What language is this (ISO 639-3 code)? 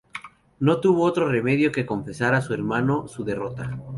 spa